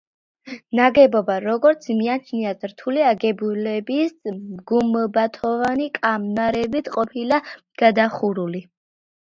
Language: Georgian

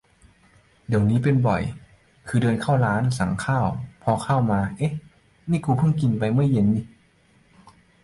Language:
Thai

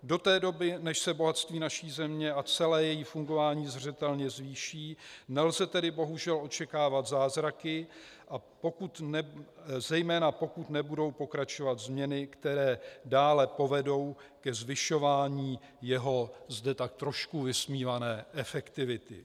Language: Czech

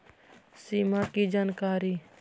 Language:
Magahi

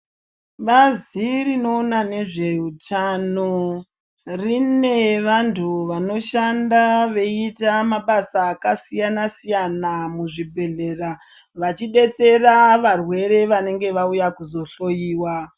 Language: Ndau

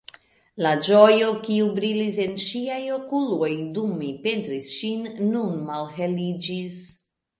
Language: Esperanto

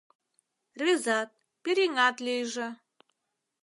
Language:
Mari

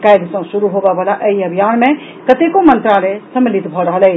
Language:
Maithili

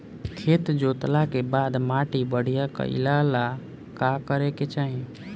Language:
Bhojpuri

